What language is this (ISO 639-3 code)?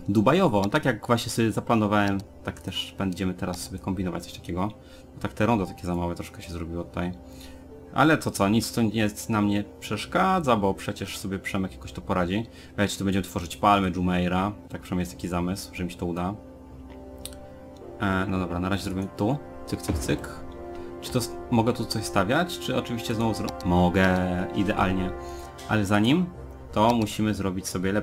pol